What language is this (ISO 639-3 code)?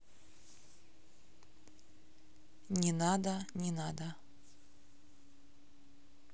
rus